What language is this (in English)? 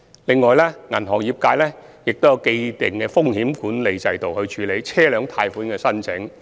Cantonese